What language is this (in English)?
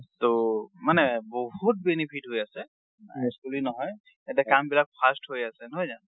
Assamese